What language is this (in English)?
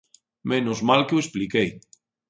Galician